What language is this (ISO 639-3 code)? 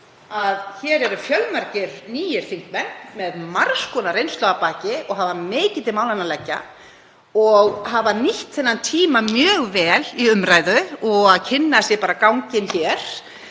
isl